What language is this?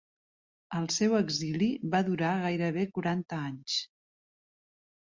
Catalan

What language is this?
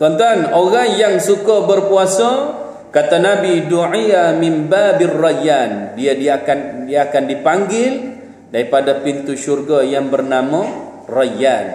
Malay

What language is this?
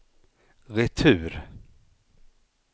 Swedish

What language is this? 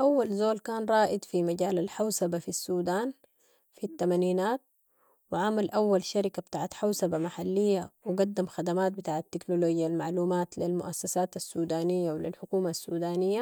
Sudanese Arabic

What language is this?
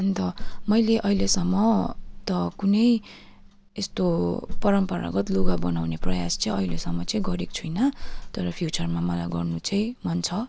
Nepali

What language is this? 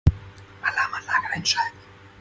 German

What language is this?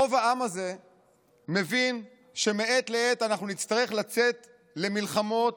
Hebrew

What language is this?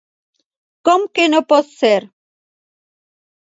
Catalan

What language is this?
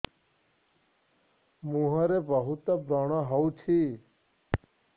Odia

